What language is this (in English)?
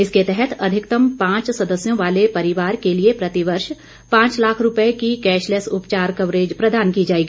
Hindi